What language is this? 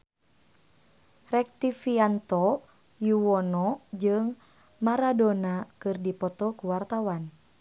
Sundanese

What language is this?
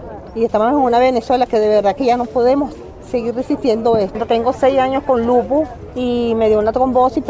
Spanish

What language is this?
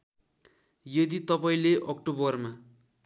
Nepali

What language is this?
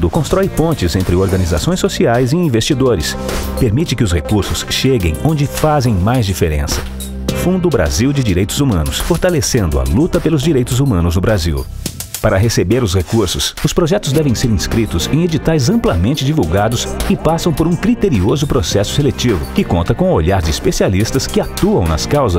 Portuguese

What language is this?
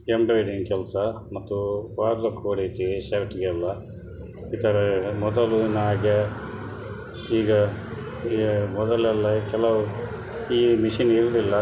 Kannada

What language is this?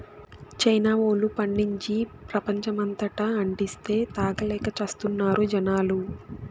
Telugu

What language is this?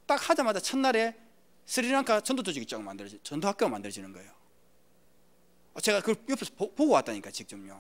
Korean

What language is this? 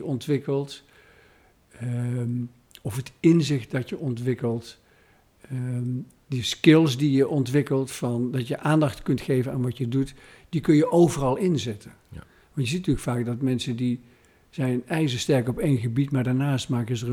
Dutch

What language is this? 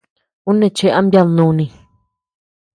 Tepeuxila Cuicatec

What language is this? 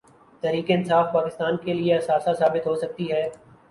Urdu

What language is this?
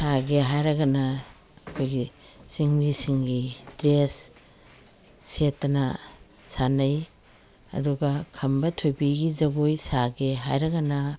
Manipuri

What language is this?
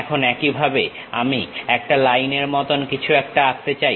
Bangla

